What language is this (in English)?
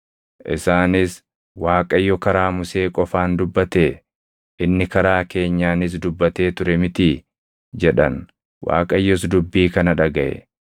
Oromo